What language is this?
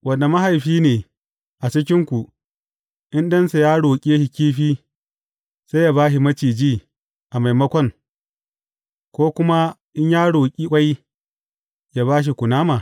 Hausa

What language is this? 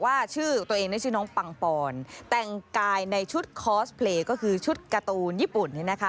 Thai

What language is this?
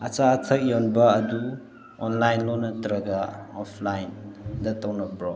Manipuri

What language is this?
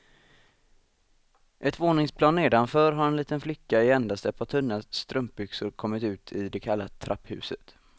Swedish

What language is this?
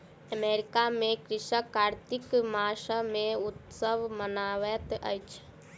Maithili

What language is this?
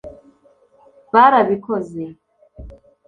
Kinyarwanda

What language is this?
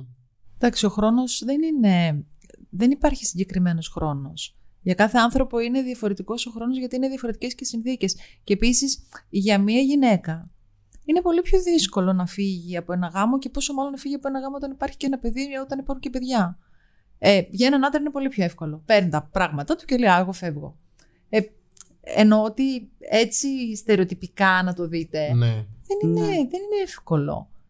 Greek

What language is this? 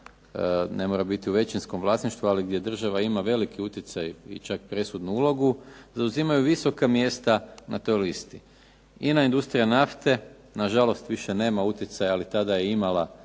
Croatian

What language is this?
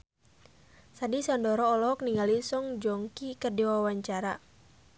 Sundanese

